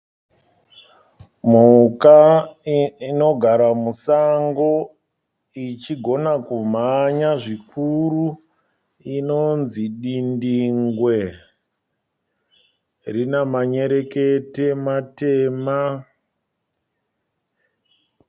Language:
Shona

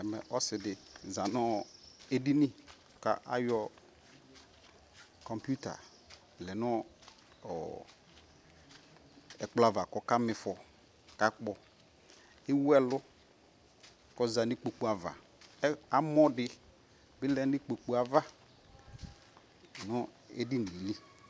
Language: Ikposo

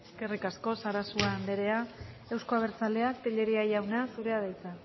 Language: Basque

